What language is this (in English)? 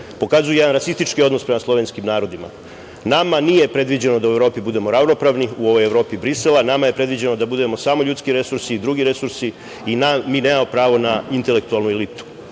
Serbian